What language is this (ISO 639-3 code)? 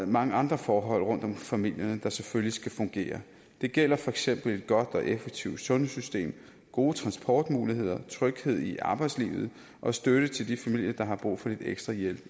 dan